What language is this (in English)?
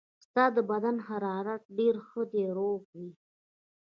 Pashto